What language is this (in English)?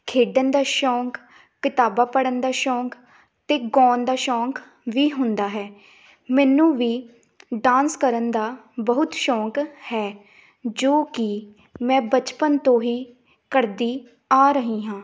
Punjabi